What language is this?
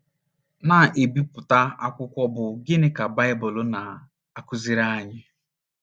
Igbo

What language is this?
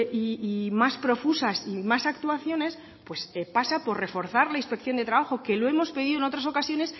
Spanish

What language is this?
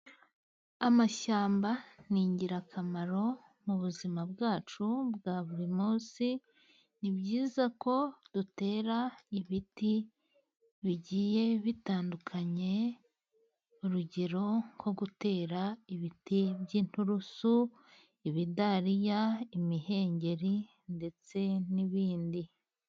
Kinyarwanda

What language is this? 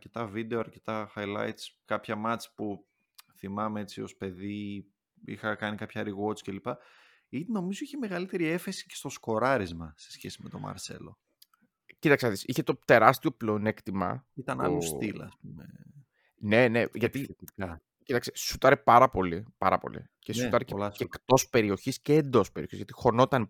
Greek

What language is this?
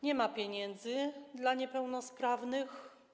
Polish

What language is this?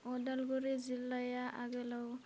Bodo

